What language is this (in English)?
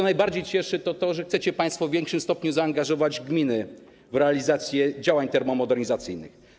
Polish